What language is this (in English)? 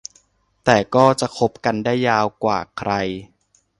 Thai